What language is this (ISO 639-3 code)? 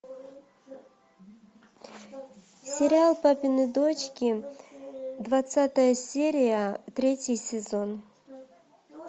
rus